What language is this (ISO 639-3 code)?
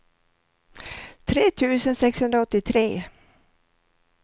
swe